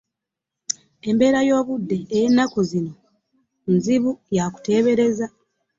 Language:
Ganda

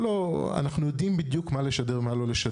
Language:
Hebrew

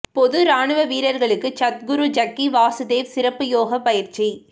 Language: Tamil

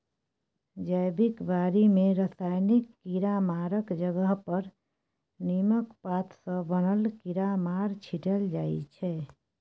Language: Maithili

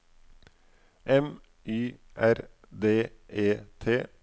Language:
Norwegian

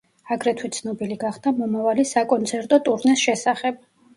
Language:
Georgian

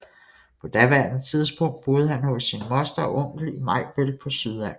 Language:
Danish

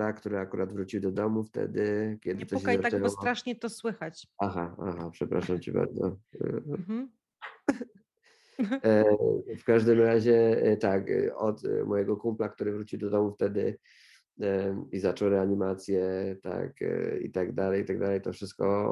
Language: Polish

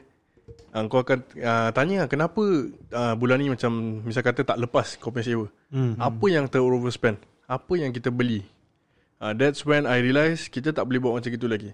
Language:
Malay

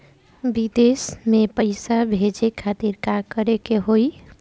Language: Bhojpuri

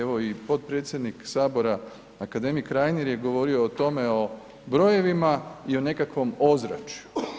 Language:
Croatian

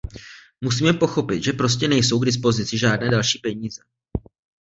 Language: Czech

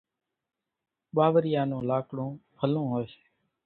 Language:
Kachi Koli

